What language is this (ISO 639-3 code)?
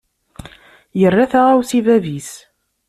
kab